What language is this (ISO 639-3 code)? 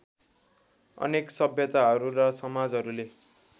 nep